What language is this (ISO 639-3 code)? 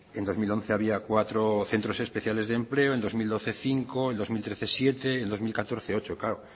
spa